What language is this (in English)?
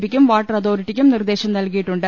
Malayalam